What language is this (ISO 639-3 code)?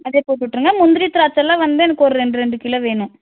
tam